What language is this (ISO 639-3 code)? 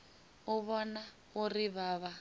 ven